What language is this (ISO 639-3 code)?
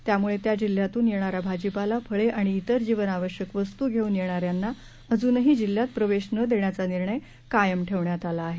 mar